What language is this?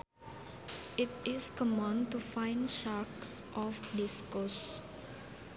Sundanese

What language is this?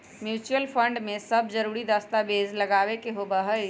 Magahi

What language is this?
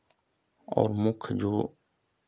Hindi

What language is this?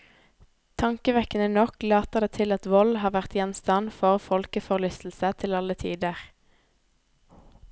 Norwegian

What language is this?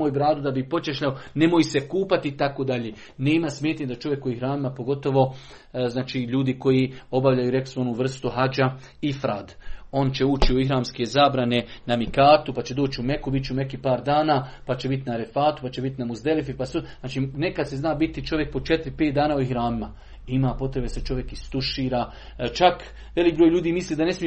Croatian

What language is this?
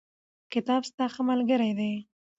Pashto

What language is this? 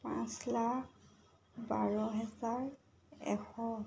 Assamese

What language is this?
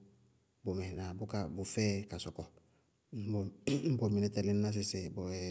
Bago-Kusuntu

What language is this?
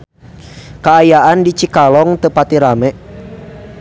Sundanese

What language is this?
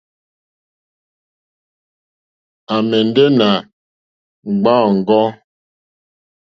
Mokpwe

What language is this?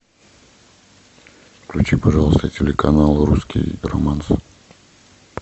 Russian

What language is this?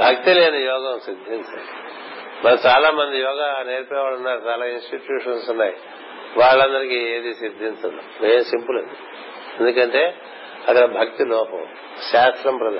Telugu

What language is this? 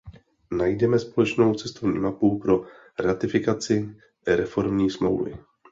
Czech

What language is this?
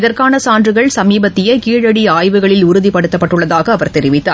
Tamil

